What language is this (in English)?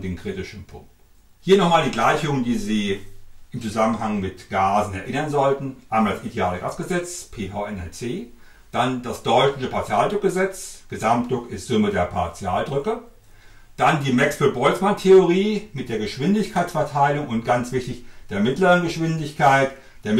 German